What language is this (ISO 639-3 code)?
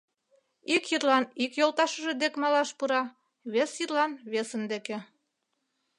chm